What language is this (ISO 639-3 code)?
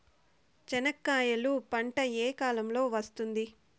tel